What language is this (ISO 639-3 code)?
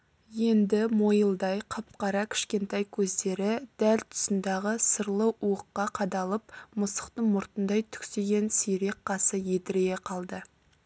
kaz